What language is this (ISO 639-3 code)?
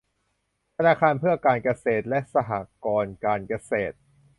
tha